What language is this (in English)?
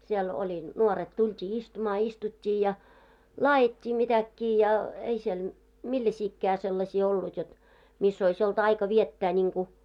Finnish